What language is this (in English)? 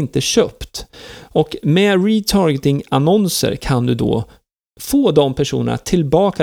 Swedish